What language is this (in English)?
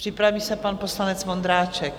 Czech